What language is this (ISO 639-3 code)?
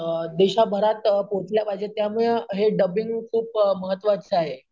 mar